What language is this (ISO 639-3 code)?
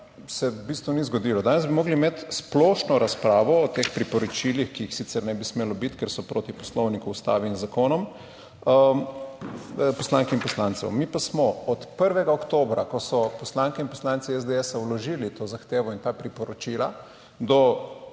slv